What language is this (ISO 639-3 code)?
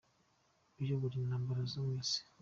kin